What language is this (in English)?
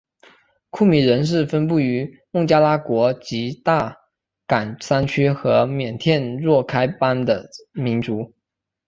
Chinese